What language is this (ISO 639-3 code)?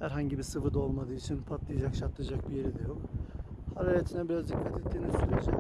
tur